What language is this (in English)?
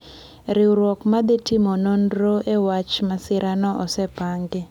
Luo (Kenya and Tanzania)